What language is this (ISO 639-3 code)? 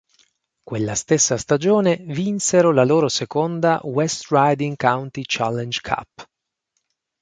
ita